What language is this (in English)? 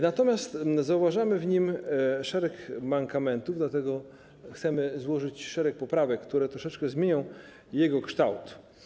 Polish